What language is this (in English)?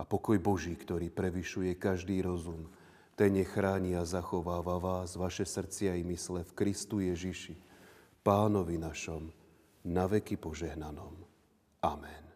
Slovak